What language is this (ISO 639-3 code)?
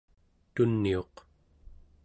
esu